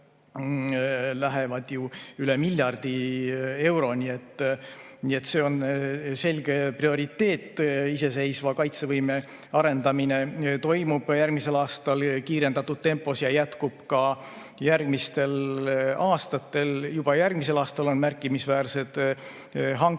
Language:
Estonian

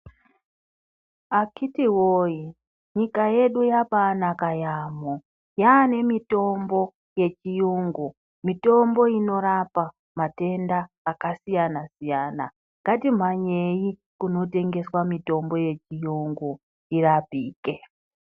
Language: Ndau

